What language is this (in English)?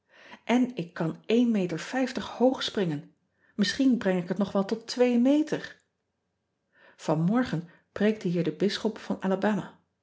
Dutch